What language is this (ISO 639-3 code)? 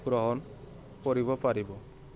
asm